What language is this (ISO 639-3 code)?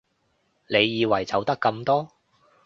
yue